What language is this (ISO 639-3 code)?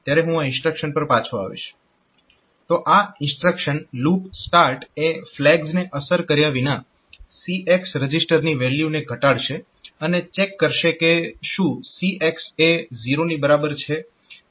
guj